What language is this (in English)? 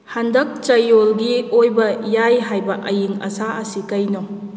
Manipuri